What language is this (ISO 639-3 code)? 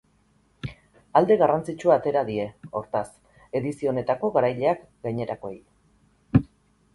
eus